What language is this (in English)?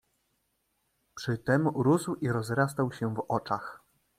Polish